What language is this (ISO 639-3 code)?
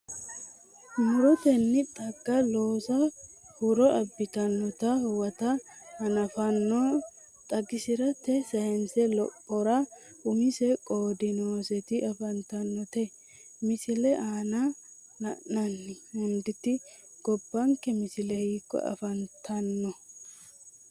sid